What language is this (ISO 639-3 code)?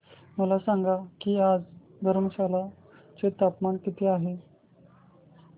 mar